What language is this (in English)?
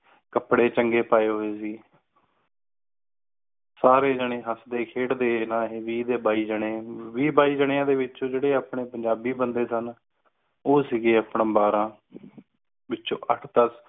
Punjabi